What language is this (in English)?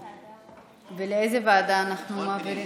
Hebrew